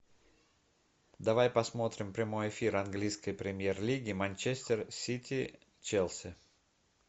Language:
Russian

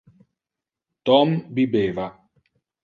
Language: Interlingua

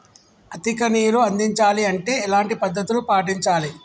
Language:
Telugu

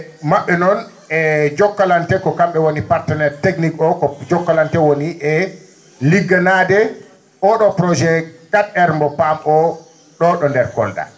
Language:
Fula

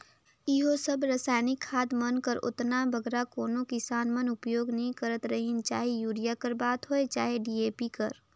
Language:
Chhattisgarhi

